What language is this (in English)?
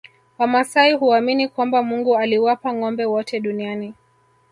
Swahili